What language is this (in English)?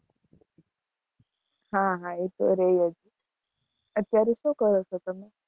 Gujarati